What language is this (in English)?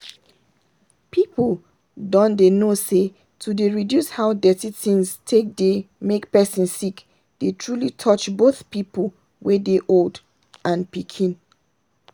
Nigerian Pidgin